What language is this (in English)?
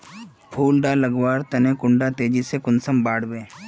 Magahi